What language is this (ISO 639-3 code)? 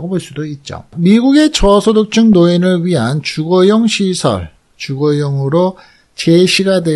kor